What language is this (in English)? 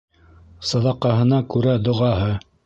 Bashkir